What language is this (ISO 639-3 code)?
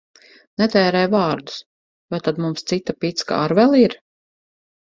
lav